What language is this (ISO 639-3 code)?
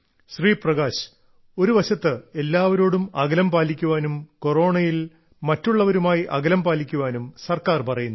mal